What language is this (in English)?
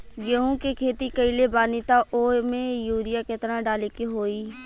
Bhojpuri